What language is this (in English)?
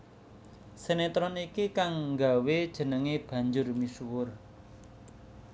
Javanese